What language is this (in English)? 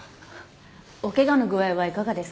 Japanese